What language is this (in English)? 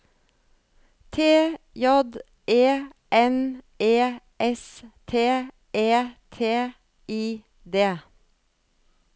Norwegian